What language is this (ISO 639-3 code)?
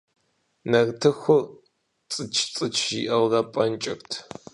kbd